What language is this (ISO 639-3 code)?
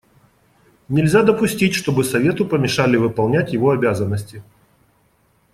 rus